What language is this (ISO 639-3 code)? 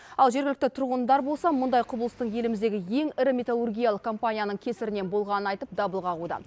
kaz